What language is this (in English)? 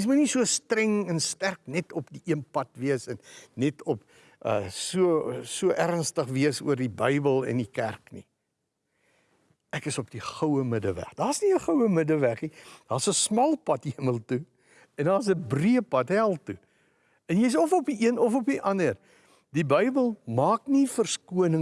Dutch